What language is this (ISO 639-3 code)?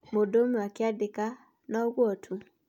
kik